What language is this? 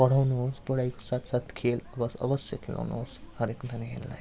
Nepali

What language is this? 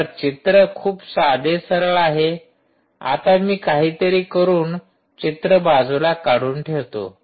Marathi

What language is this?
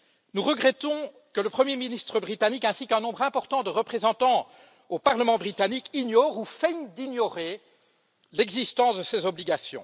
French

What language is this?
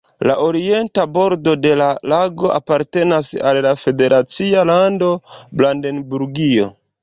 Esperanto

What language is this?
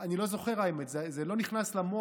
Hebrew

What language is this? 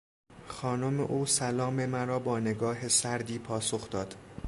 Persian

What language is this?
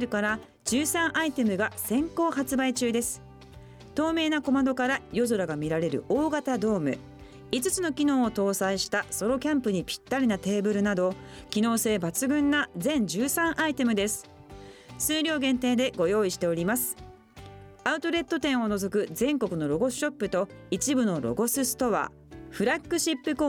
Japanese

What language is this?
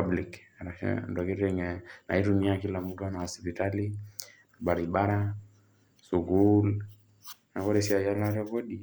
Masai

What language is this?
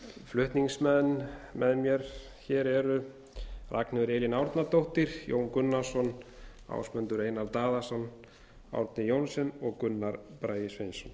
Icelandic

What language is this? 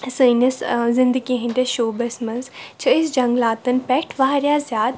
Kashmiri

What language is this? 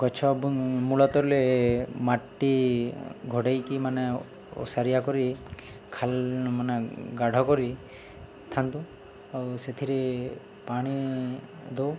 Odia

